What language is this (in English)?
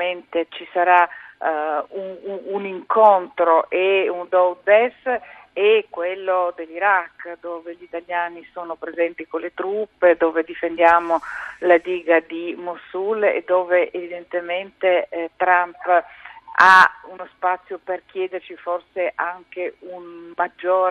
Italian